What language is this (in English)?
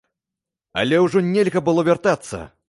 Belarusian